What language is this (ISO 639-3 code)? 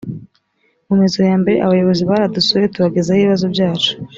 kin